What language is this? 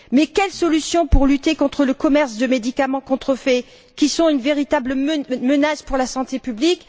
French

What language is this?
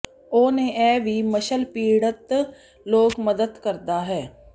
Punjabi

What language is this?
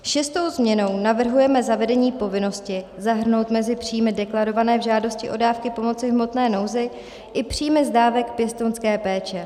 Czech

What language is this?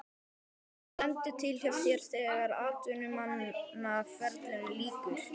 Icelandic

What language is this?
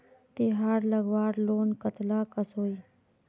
Magahi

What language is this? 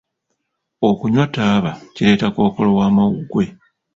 Ganda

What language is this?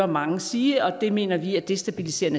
Danish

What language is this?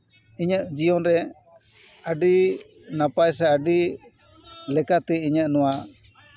Santali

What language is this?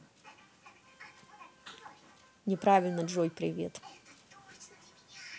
Russian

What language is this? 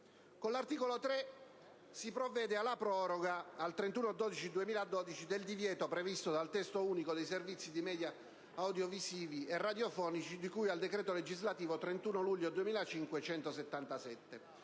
Italian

